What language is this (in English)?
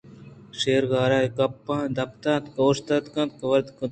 Eastern Balochi